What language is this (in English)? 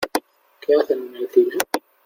Spanish